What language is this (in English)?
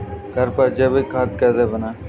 Hindi